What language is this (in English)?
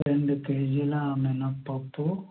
Telugu